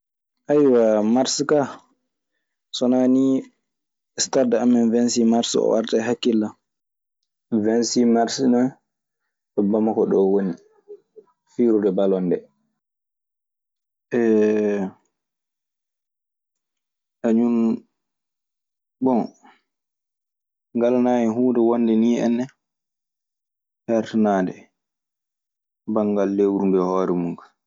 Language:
Maasina Fulfulde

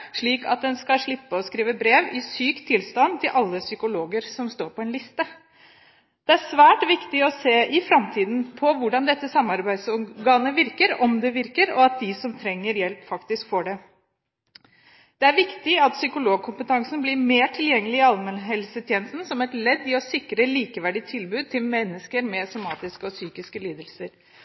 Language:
Norwegian Bokmål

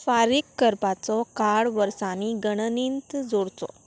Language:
Konkani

